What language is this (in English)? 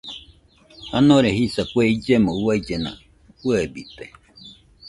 Nüpode Huitoto